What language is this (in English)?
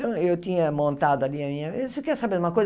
Portuguese